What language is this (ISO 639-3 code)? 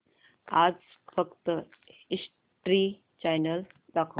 mar